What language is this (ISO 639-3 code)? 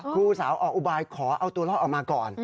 tha